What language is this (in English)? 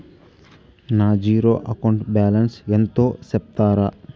Telugu